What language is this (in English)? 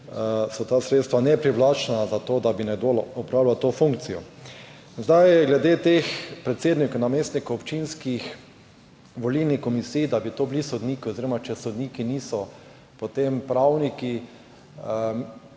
Slovenian